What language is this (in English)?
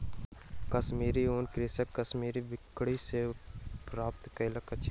Maithili